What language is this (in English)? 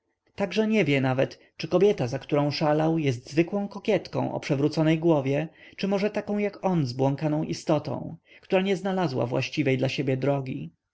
Polish